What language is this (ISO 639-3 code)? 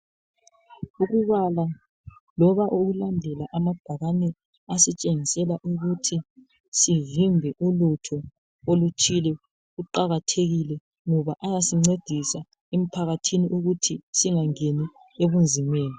nde